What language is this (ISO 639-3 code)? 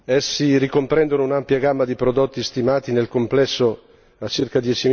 ita